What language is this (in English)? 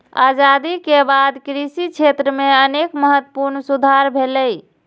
Maithili